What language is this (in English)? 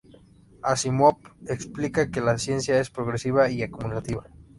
Spanish